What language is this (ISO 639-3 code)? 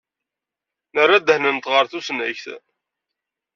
kab